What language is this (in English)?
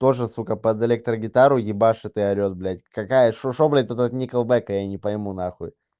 Russian